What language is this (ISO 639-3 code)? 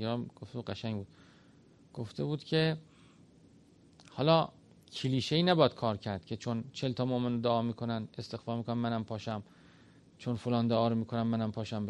fas